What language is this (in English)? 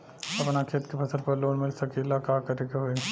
Bhojpuri